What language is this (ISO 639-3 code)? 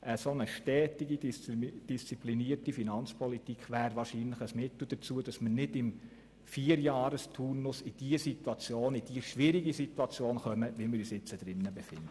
gsw